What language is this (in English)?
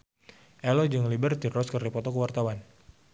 Sundanese